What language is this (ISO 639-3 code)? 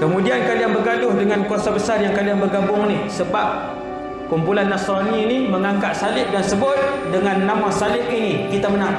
msa